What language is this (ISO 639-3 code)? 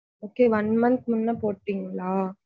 tam